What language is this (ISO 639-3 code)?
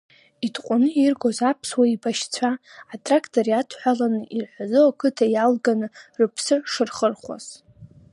abk